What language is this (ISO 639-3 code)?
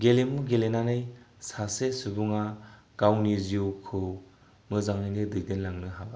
brx